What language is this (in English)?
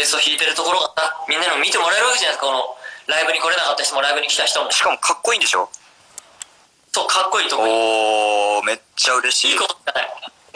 Japanese